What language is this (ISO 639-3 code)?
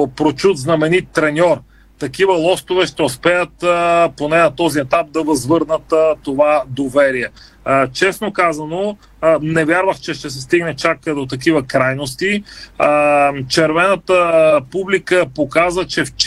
bul